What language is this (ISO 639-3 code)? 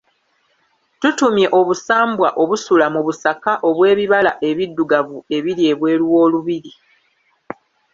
lug